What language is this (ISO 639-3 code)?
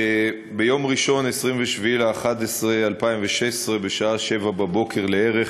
heb